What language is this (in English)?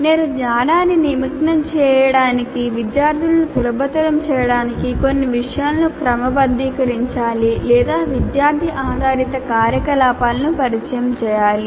Telugu